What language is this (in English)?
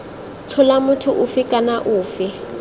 Tswana